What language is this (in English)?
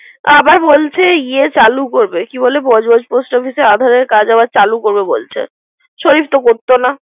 Bangla